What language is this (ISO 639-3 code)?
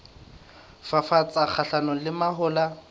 sot